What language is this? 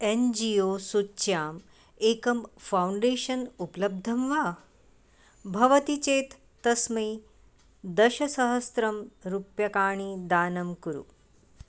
Sanskrit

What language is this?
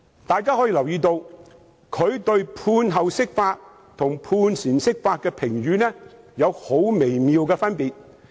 Cantonese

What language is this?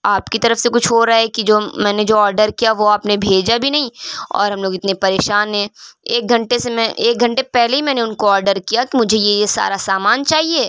Urdu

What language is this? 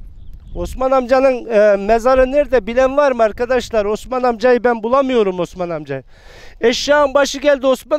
Turkish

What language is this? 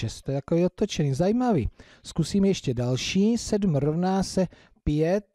Czech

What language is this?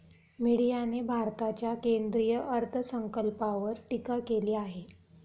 Marathi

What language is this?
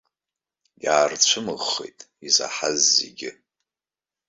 Abkhazian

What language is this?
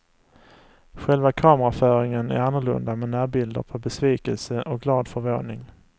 Swedish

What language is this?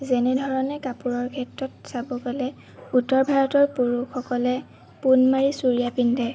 Assamese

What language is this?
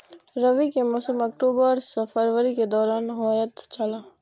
Maithili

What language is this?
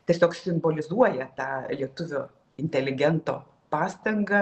Lithuanian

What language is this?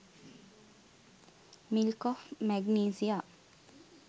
Sinhala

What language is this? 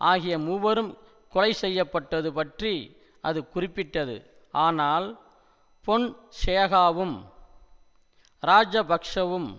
Tamil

